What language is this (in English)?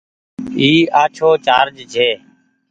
Goaria